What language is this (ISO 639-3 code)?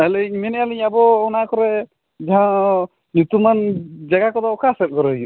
sat